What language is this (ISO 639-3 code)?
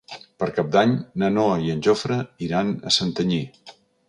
cat